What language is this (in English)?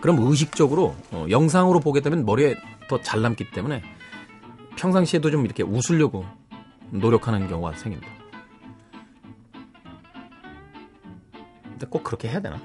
Korean